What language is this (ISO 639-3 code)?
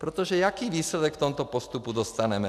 ces